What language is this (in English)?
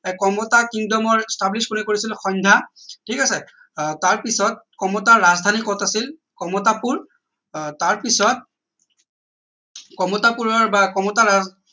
Assamese